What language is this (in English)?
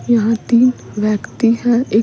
Hindi